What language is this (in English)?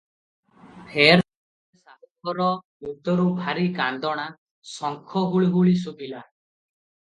Odia